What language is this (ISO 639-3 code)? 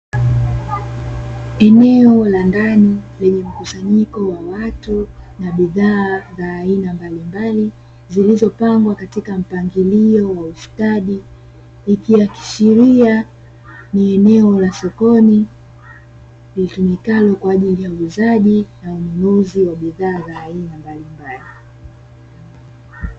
swa